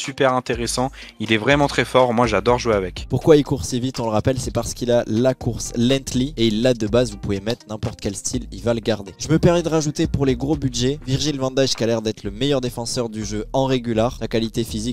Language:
French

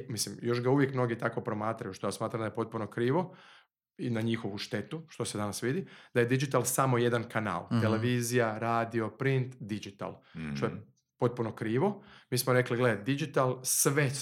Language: Croatian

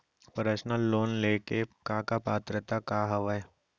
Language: Chhattisgarhi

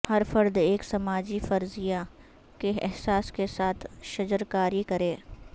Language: Urdu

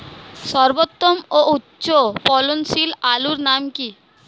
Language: Bangla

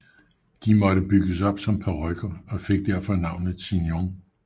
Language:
Danish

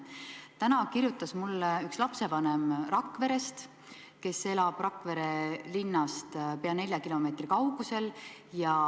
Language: Estonian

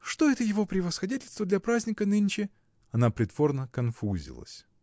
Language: Russian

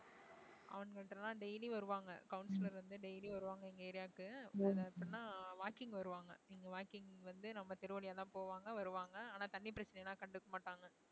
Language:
Tamil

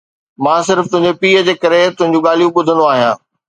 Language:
Sindhi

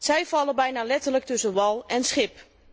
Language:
Dutch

